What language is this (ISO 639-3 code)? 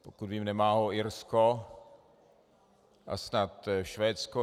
ces